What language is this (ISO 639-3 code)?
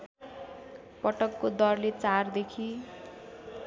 nep